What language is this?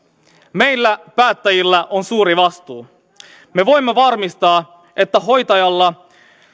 Finnish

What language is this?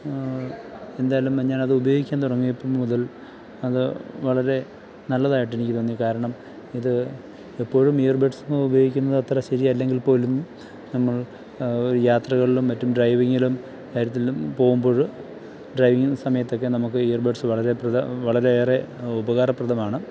Malayalam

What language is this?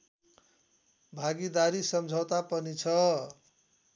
Nepali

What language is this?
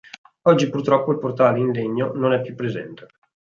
Italian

